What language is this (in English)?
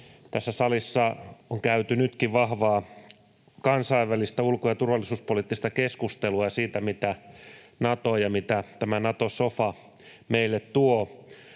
Finnish